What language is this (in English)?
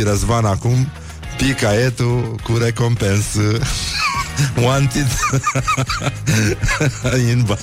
Romanian